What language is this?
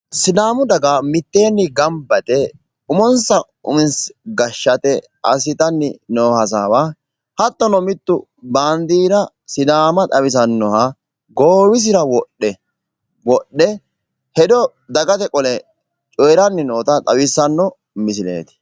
Sidamo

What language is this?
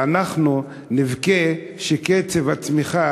Hebrew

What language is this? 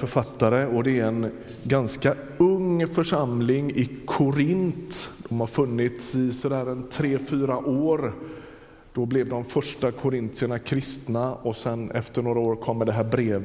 Swedish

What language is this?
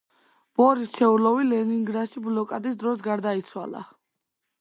Georgian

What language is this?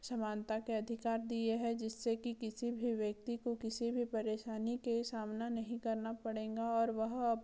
Hindi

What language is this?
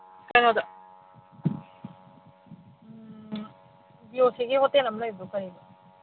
Manipuri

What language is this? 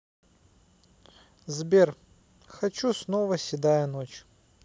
Russian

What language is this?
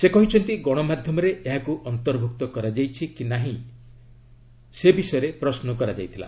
Odia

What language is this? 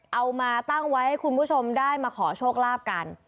Thai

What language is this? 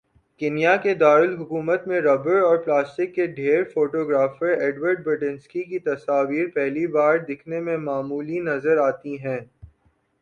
Urdu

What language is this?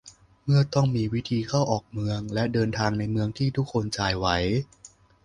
Thai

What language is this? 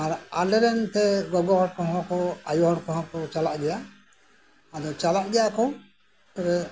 Santali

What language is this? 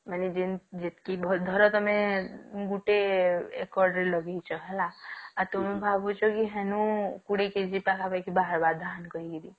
Odia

